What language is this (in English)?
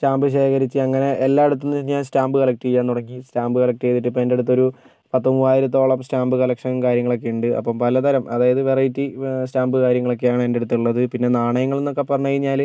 Malayalam